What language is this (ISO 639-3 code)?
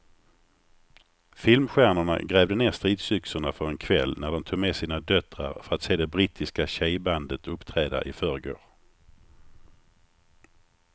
swe